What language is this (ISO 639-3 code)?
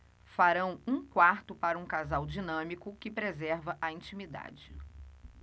por